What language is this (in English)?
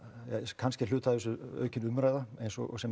Icelandic